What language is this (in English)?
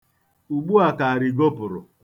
Igbo